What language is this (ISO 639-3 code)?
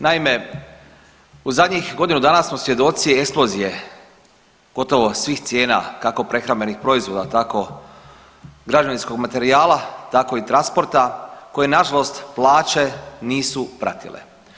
hrv